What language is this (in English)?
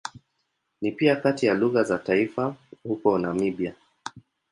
Swahili